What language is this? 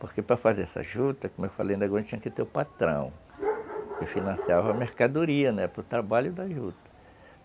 Portuguese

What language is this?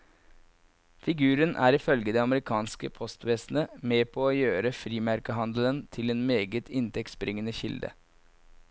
Norwegian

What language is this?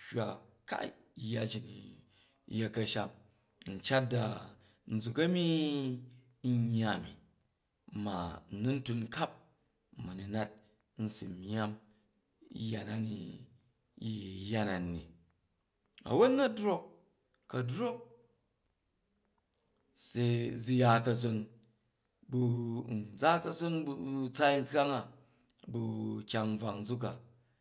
Jju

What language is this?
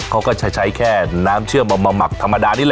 Thai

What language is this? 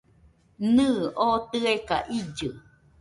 Nüpode Huitoto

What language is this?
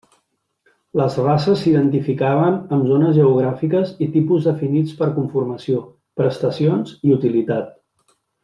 Catalan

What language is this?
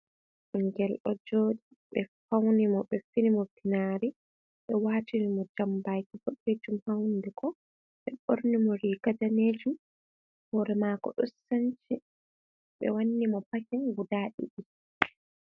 Fula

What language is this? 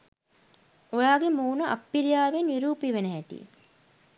Sinhala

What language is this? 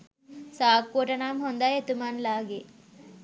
Sinhala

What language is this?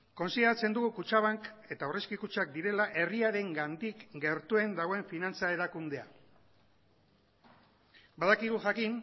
Basque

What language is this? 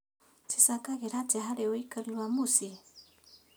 Kikuyu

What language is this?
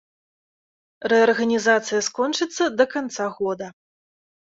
Belarusian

